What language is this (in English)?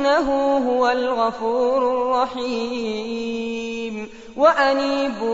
Arabic